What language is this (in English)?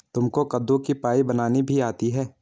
Hindi